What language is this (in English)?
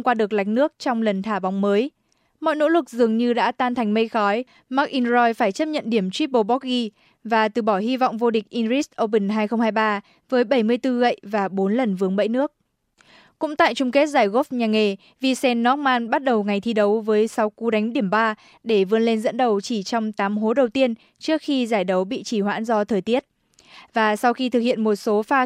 Vietnamese